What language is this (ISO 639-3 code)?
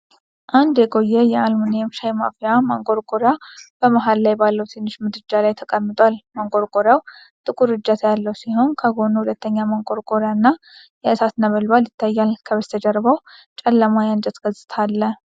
amh